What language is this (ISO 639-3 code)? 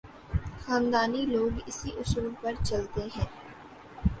urd